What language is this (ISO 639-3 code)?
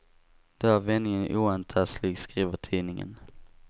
swe